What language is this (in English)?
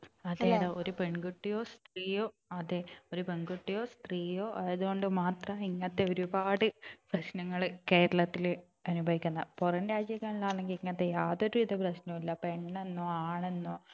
Malayalam